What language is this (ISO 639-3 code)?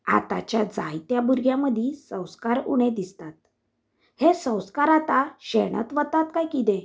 kok